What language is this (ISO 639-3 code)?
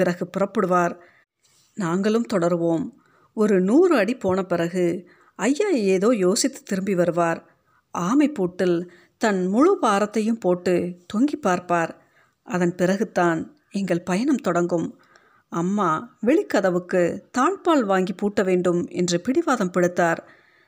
tam